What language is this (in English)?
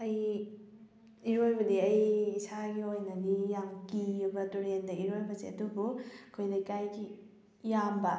Manipuri